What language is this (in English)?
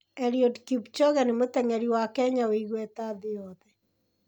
Kikuyu